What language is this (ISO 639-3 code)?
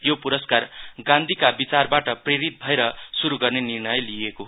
nep